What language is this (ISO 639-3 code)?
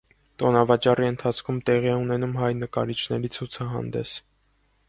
hye